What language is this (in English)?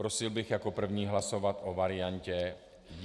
Czech